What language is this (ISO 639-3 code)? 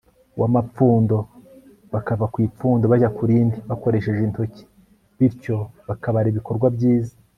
kin